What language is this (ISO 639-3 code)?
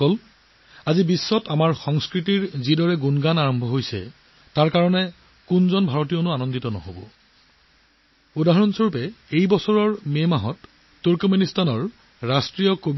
asm